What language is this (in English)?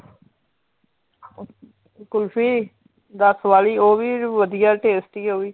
Punjabi